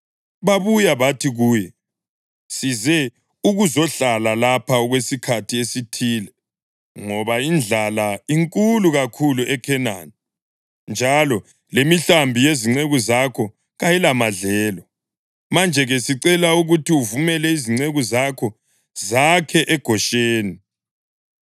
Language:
North Ndebele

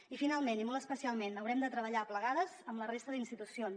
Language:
Catalan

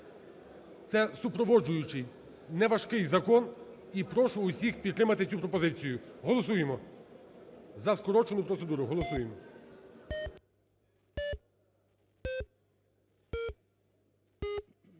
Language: Ukrainian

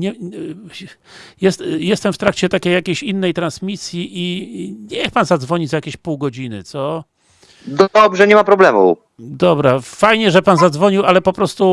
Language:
Polish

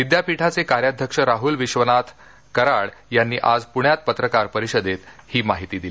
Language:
Marathi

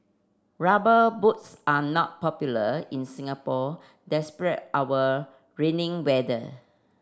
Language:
English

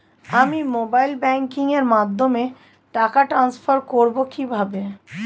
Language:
Bangla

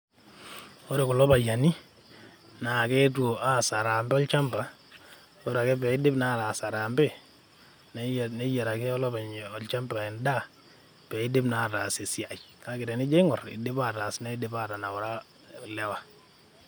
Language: Masai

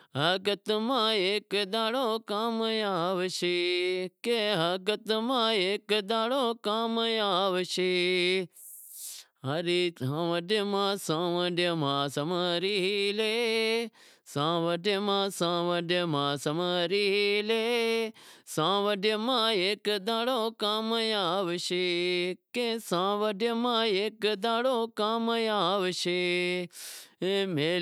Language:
Wadiyara Koli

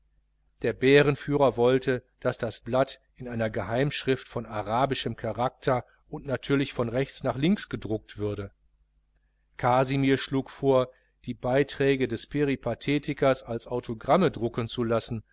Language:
German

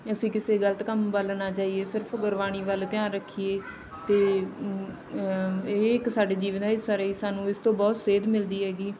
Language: Punjabi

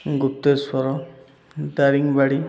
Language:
Odia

